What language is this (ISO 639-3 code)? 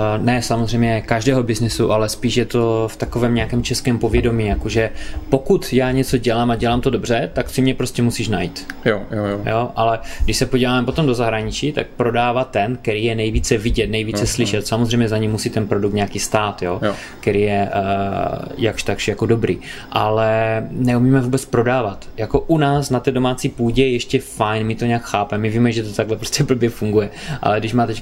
ces